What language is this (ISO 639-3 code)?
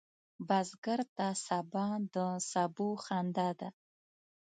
pus